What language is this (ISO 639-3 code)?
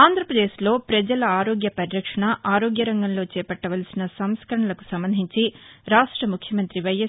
tel